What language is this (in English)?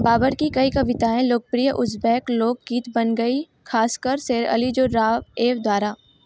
Hindi